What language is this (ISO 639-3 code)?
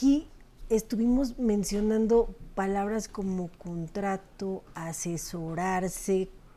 spa